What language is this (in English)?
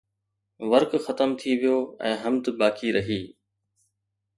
Sindhi